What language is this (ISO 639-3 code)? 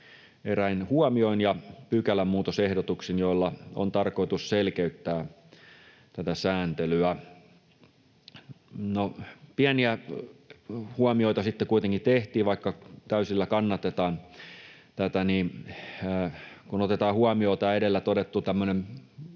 fin